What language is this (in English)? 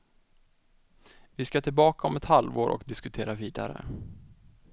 Swedish